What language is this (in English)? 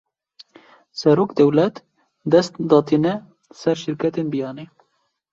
Kurdish